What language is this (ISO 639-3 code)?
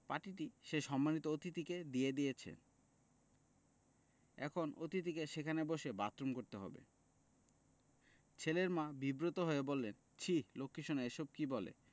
ben